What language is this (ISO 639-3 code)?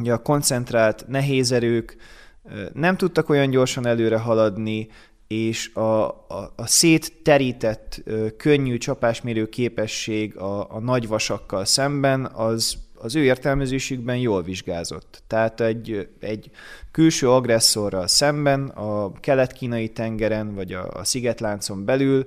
hun